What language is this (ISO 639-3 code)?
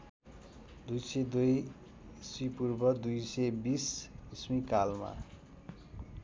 nep